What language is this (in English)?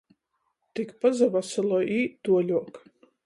Latgalian